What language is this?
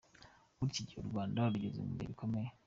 Kinyarwanda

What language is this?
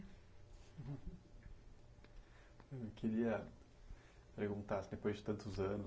Portuguese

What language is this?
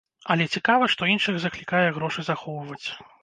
Belarusian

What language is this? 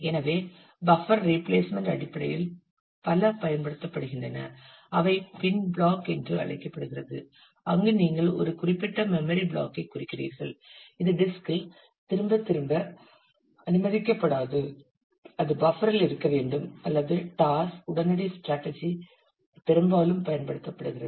Tamil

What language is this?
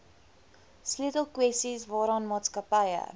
Afrikaans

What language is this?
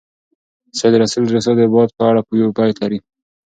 Pashto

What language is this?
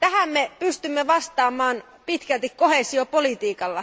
Finnish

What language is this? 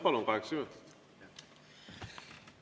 Estonian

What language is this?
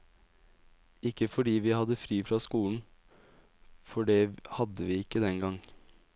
Norwegian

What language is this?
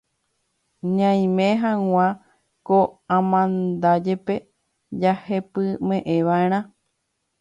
Guarani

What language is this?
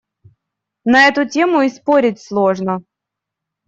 Russian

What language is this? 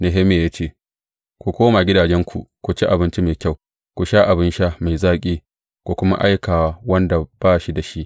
Hausa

